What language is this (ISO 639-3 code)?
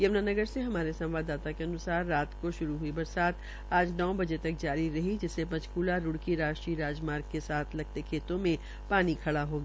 hin